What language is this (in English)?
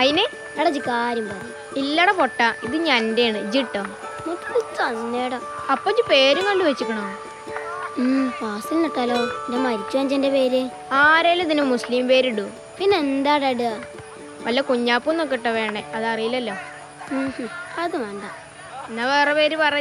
Malayalam